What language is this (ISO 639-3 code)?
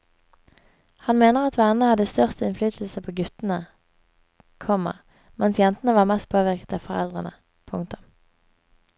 nor